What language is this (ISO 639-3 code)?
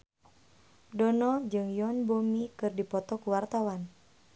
sun